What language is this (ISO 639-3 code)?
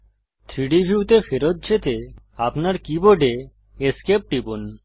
ben